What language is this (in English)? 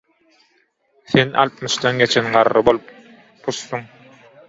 Turkmen